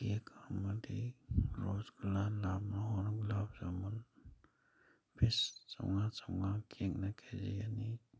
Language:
Manipuri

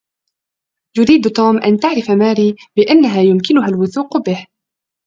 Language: Arabic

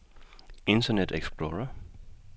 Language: Danish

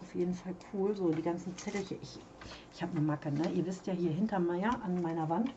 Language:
German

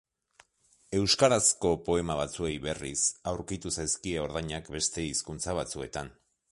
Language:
Basque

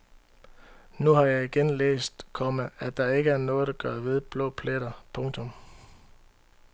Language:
Danish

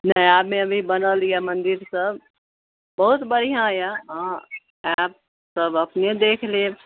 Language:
Maithili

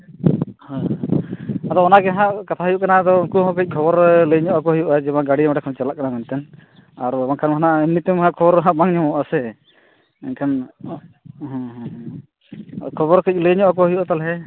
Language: Santali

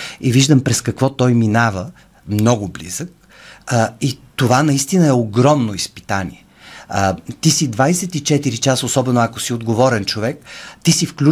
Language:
Bulgarian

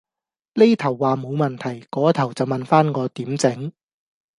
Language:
Cantonese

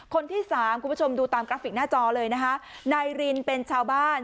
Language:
Thai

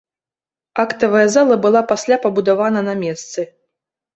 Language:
Belarusian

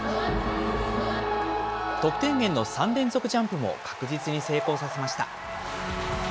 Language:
Japanese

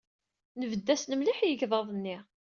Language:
Kabyle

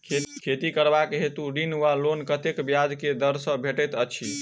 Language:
Maithili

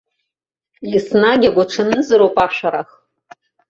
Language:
Abkhazian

